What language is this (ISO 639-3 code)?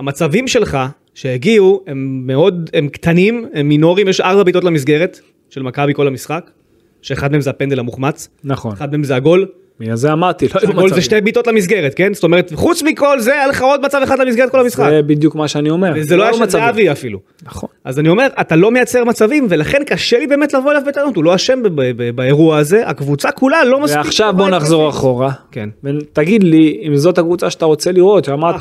heb